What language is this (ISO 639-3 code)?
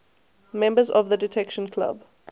eng